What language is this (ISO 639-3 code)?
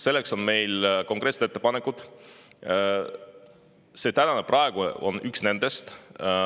est